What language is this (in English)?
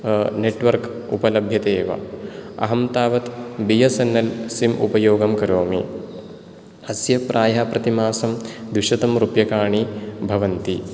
Sanskrit